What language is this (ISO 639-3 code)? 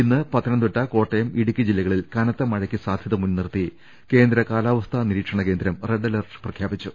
mal